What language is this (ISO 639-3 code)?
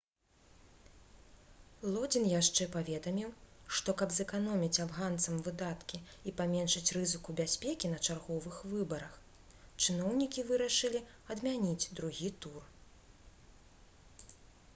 bel